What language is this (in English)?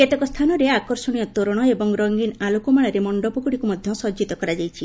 Odia